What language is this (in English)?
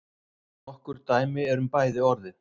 Icelandic